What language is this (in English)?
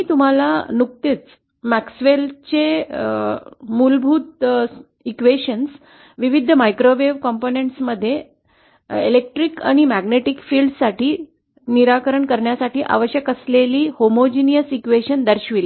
Marathi